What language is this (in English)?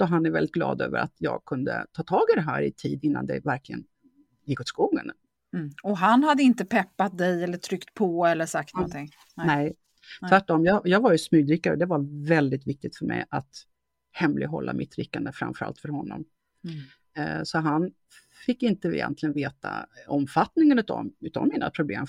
Swedish